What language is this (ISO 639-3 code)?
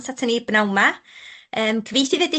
cym